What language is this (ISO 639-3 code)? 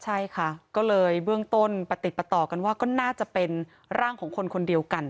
tha